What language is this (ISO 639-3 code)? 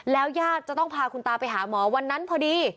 tha